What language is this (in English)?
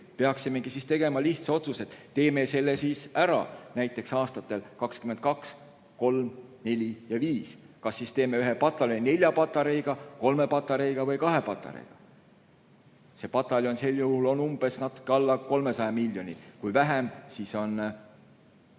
Estonian